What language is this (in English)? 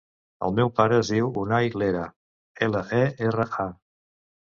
Catalan